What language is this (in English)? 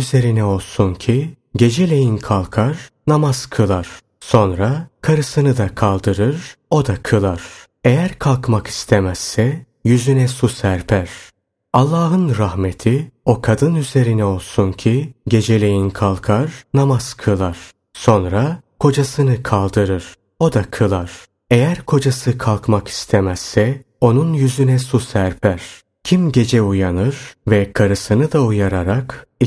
Turkish